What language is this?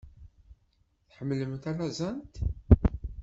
Kabyle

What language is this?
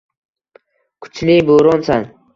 Uzbek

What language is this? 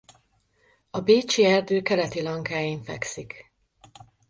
Hungarian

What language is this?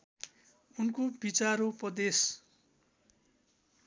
Nepali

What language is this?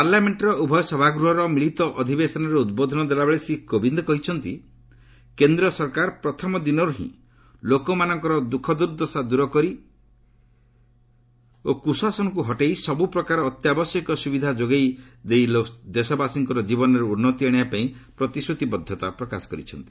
Odia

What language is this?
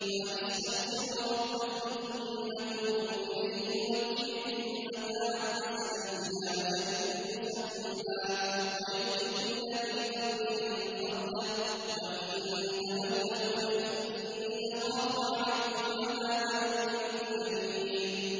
Arabic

